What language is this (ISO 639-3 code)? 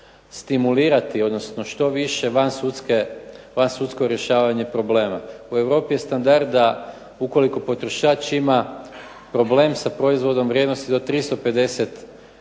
hrv